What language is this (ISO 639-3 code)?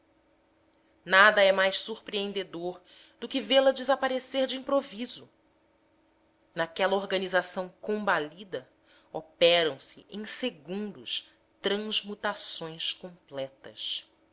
por